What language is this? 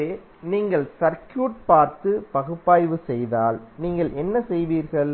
Tamil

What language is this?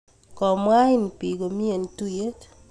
Kalenjin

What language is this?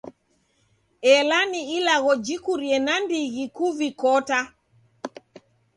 Taita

